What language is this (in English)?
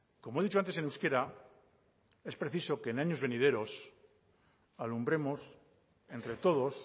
Spanish